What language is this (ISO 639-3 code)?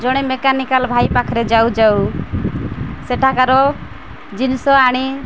ori